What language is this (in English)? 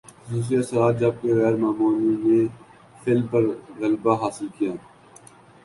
Urdu